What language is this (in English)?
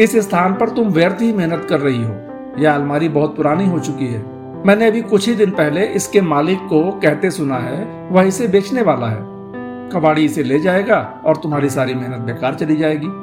Hindi